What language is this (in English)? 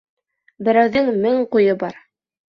Bashkir